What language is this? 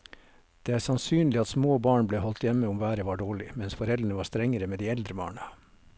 Norwegian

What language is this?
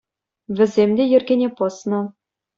Chuvash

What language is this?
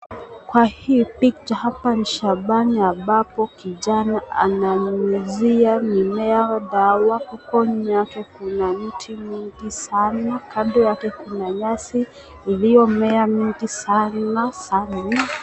Swahili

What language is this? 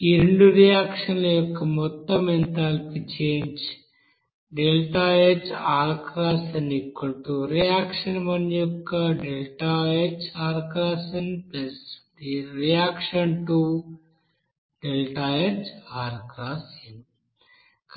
Telugu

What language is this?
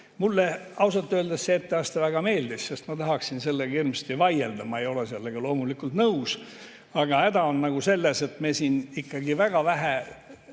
Estonian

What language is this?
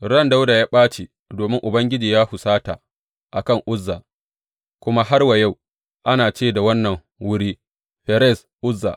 Hausa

